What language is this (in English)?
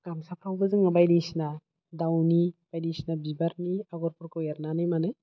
Bodo